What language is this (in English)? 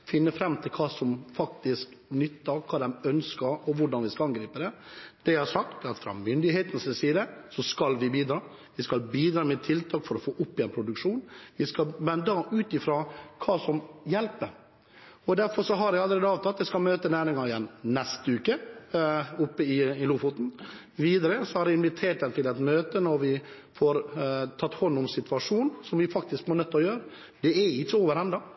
Norwegian Bokmål